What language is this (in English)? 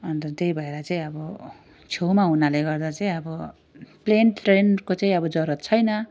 Nepali